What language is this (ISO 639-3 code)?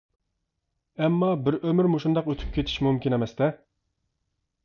uig